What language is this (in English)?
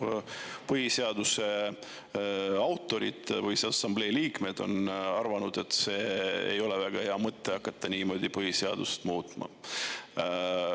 Estonian